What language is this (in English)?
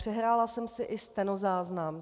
Czech